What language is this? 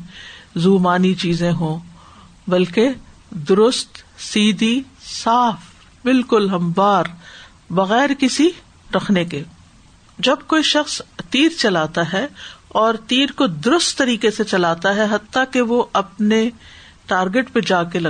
Urdu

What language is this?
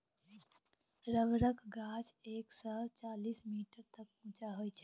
Maithili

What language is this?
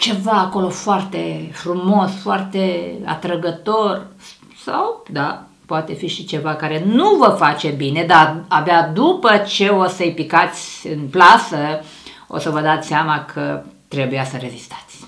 Romanian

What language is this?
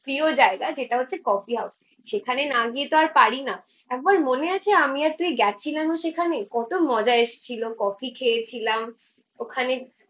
Bangla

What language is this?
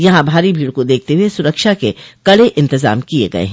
Hindi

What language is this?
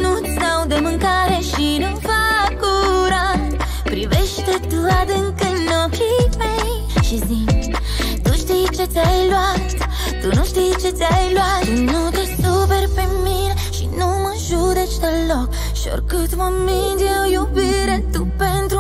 Romanian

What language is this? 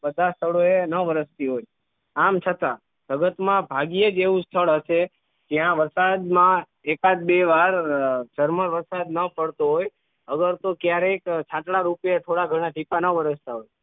Gujarati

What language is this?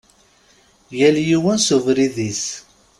Kabyle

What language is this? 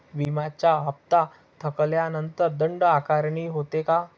Marathi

